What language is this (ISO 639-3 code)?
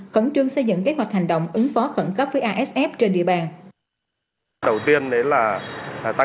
vie